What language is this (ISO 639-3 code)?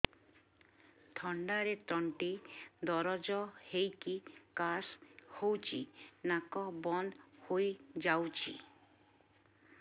ori